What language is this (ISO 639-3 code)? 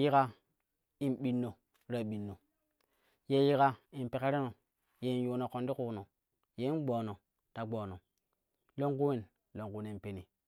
kuh